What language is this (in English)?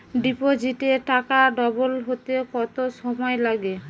Bangla